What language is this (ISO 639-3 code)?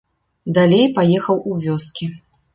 bel